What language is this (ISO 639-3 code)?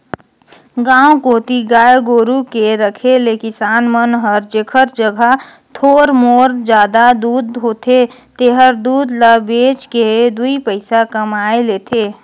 hne